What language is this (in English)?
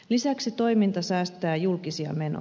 Finnish